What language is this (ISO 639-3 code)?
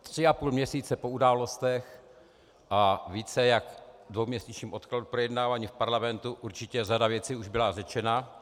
ces